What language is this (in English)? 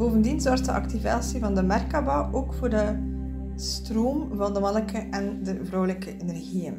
Dutch